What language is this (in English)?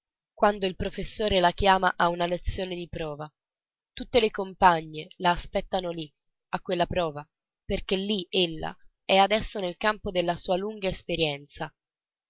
Italian